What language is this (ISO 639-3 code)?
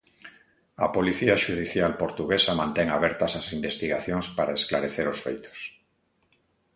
glg